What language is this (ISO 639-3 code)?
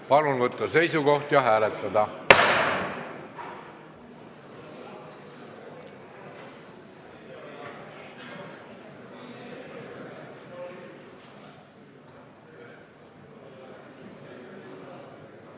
est